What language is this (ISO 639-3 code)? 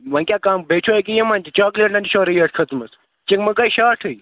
kas